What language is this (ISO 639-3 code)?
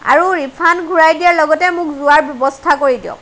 asm